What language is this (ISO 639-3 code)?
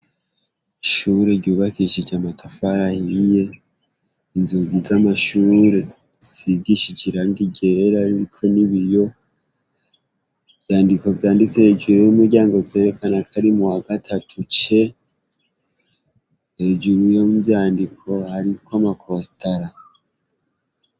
run